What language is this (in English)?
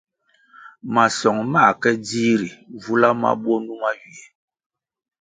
Kwasio